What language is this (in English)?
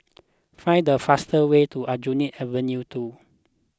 English